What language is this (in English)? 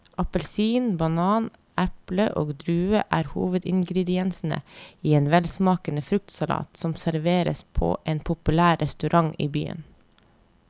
Norwegian